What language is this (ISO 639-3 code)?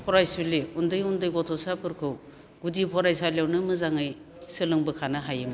brx